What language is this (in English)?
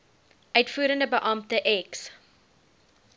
Afrikaans